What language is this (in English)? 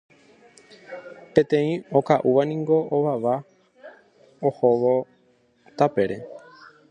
Guarani